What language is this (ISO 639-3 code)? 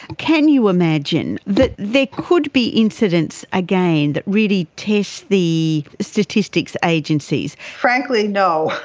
eng